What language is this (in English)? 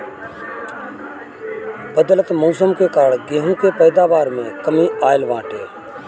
Bhojpuri